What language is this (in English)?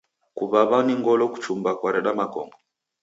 Taita